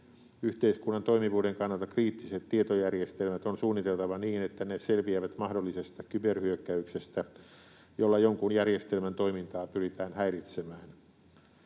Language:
Finnish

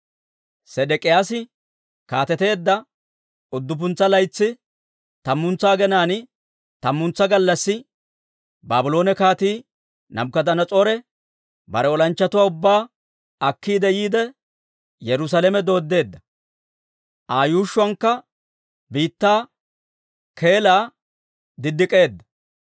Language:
Dawro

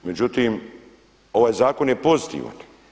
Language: Croatian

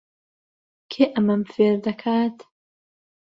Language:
Central Kurdish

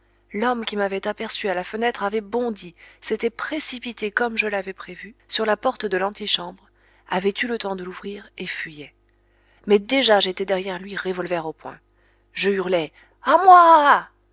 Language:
French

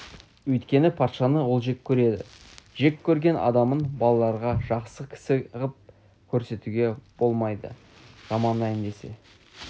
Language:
Kazakh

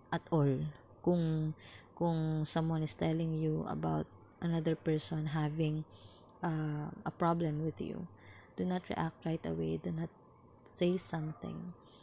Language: Filipino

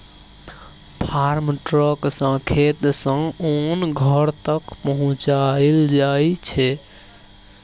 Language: Maithili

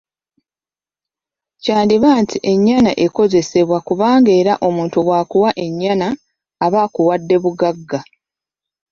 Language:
Ganda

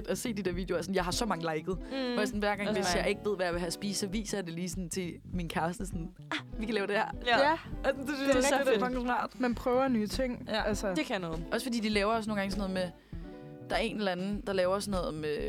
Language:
Danish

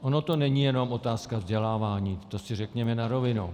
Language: Czech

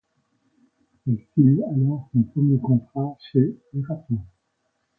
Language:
French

